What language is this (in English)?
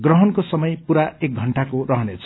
Nepali